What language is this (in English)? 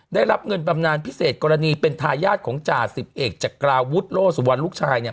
Thai